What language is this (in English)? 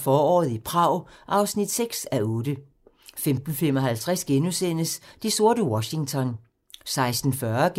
Danish